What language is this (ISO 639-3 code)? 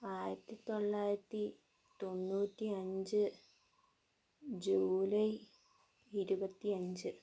mal